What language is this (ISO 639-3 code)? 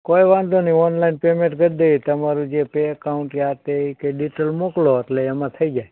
guj